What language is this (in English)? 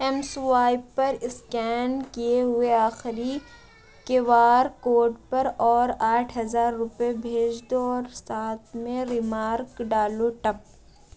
Urdu